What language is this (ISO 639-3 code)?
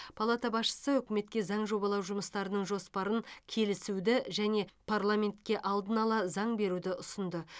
kaz